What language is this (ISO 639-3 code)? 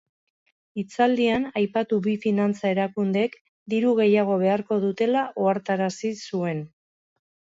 eus